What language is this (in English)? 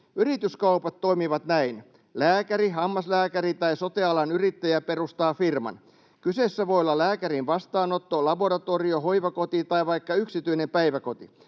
Finnish